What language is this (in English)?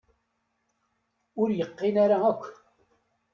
Kabyle